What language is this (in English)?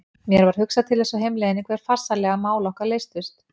Icelandic